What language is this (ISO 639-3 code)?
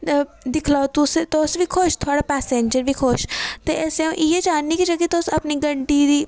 doi